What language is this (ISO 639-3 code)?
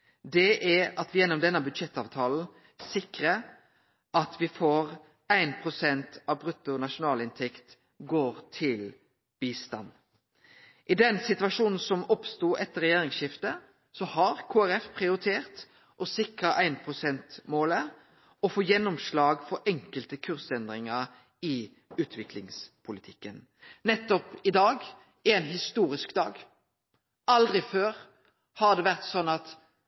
nno